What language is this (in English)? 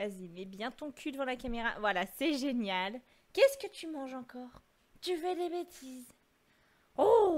French